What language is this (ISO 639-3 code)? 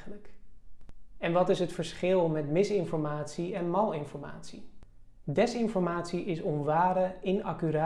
nld